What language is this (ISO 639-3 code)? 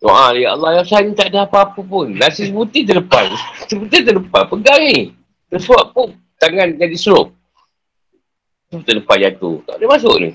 msa